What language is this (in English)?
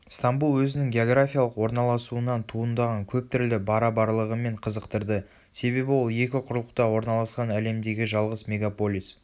Kazakh